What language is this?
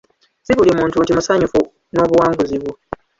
Ganda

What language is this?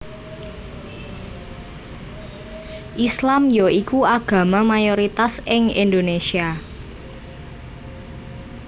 Javanese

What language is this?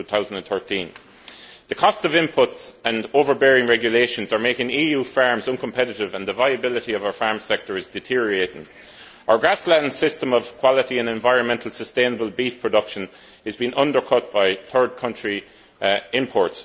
English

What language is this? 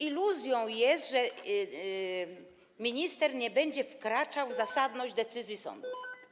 Polish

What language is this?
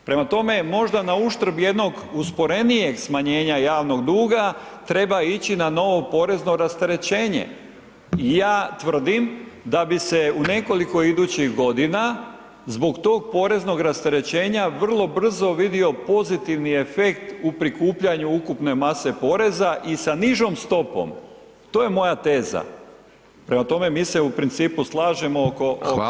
Croatian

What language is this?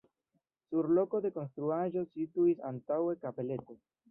Esperanto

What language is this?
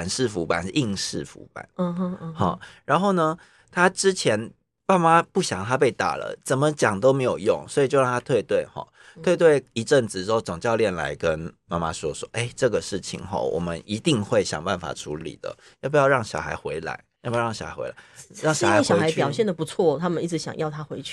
Chinese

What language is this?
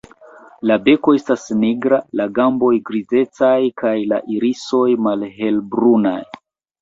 Esperanto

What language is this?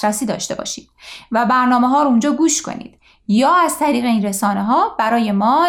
Persian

